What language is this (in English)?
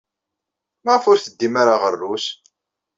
Kabyle